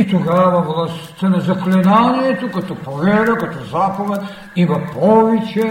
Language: Bulgarian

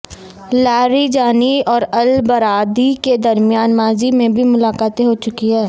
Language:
Urdu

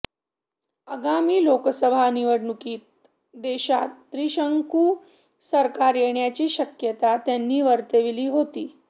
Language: Marathi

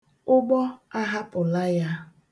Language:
Igbo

